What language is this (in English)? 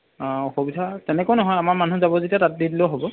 Assamese